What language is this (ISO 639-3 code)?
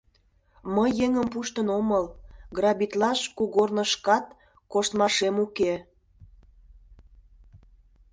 chm